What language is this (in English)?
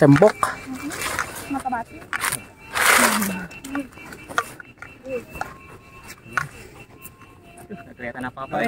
Indonesian